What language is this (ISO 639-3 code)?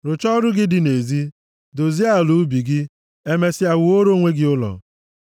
ibo